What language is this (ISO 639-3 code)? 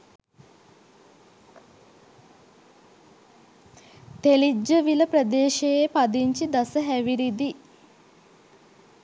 sin